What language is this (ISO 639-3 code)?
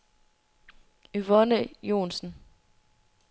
dan